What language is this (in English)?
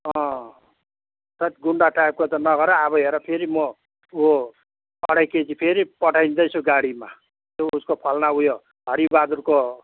Nepali